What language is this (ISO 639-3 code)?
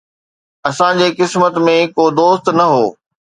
snd